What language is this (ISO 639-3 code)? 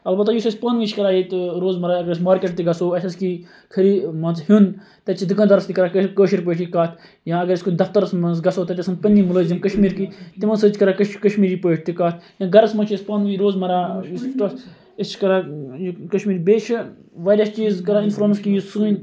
kas